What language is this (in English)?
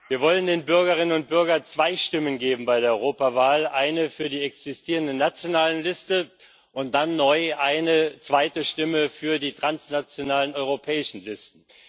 German